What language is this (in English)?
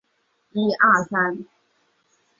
Chinese